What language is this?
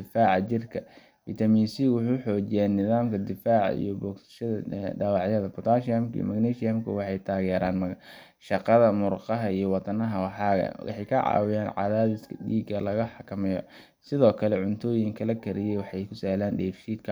Somali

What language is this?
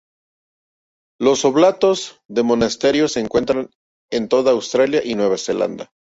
Spanish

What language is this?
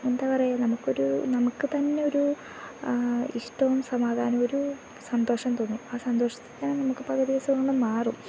Malayalam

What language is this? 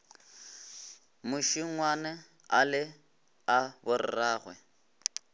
Northern Sotho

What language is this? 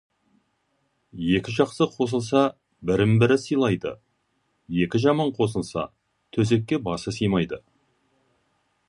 Kazakh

